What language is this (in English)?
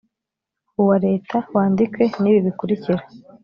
Kinyarwanda